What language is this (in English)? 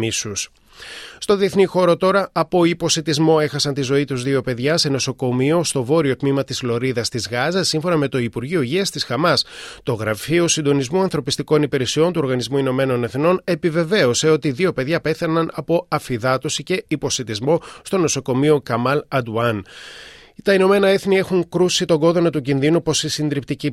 Greek